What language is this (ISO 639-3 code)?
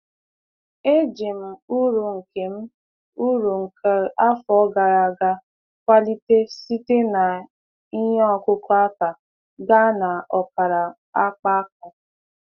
ibo